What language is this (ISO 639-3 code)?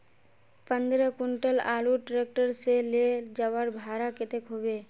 mag